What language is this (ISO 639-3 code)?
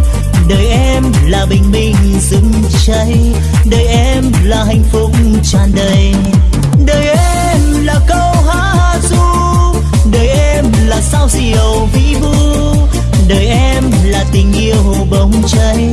vie